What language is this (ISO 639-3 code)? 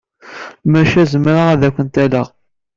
kab